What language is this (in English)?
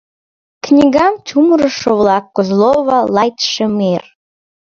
Mari